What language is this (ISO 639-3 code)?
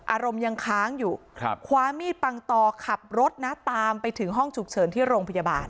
tha